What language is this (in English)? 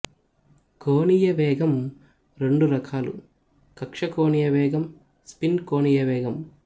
Telugu